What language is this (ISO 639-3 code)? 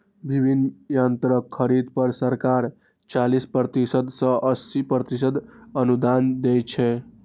mai